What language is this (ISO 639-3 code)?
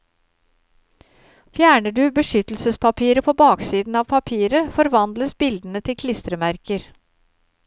nor